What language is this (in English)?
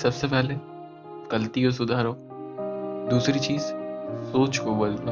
Hindi